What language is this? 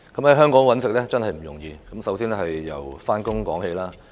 Cantonese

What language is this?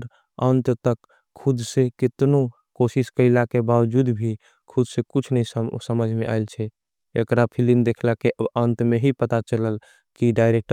Angika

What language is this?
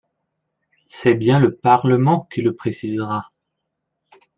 French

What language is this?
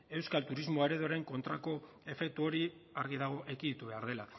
Basque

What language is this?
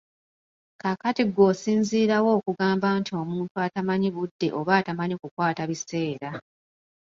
Ganda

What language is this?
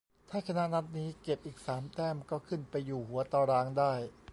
Thai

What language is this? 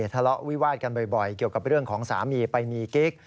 Thai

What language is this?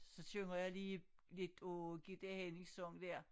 Danish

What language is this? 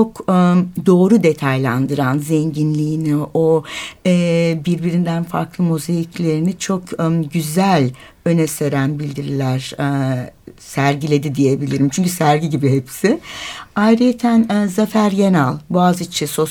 Turkish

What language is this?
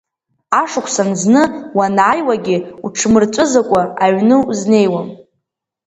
Abkhazian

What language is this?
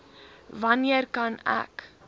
Afrikaans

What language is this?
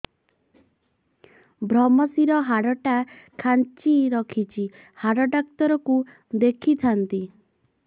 Odia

